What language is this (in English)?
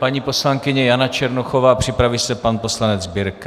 Czech